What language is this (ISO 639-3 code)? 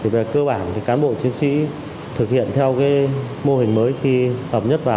vie